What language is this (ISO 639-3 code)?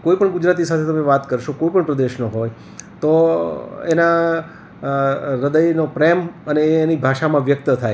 guj